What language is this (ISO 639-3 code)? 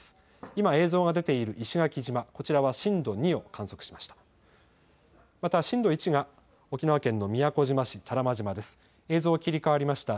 jpn